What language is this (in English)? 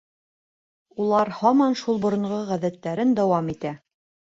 Bashkir